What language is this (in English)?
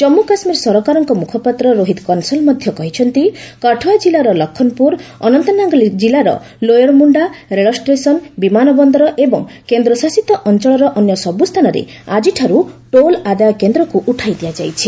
Odia